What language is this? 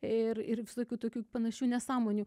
Lithuanian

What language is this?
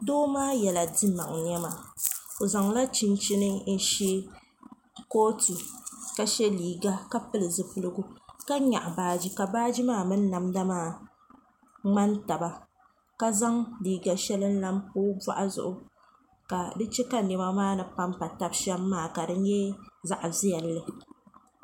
Dagbani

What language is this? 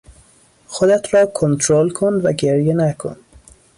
Persian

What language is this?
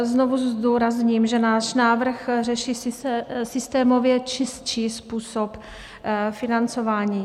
Czech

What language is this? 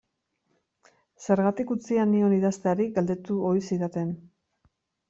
Basque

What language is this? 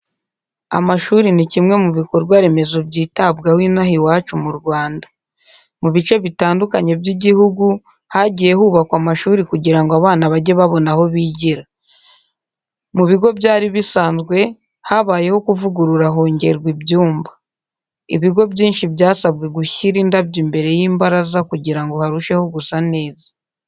Kinyarwanda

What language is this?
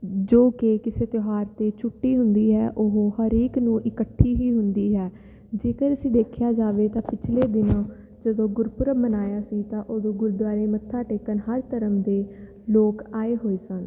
Punjabi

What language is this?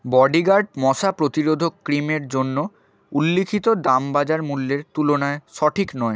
Bangla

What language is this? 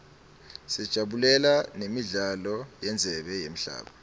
Swati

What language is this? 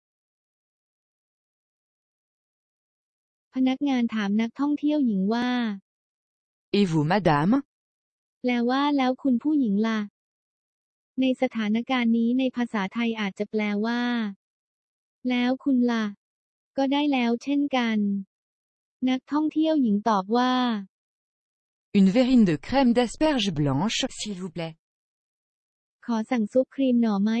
Thai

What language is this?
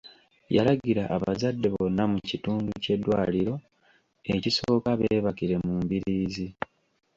Ganda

